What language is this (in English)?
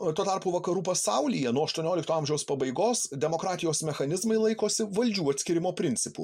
Lithuanian